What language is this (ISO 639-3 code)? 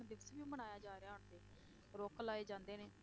pan